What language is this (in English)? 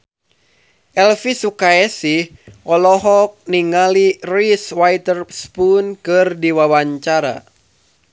Sundanese